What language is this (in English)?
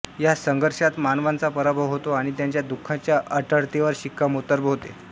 Marathi